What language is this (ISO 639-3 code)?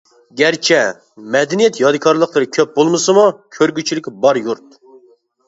uig